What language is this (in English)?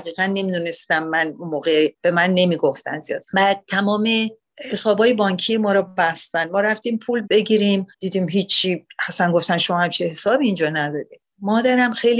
Persian